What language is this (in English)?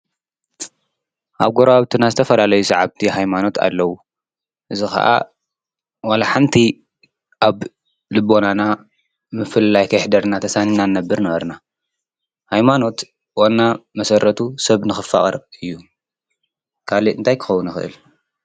Tigrinya